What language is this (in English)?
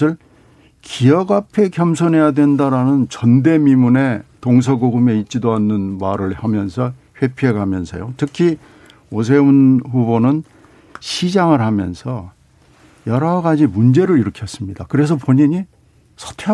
Korean